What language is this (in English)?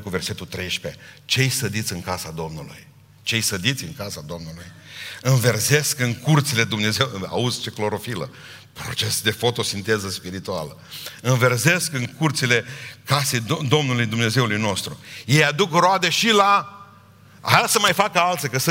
Romanian